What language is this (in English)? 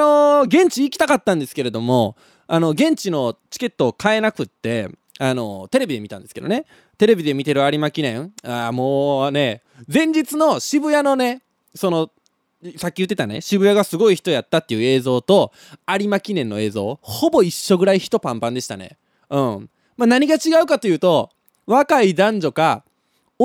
Japanese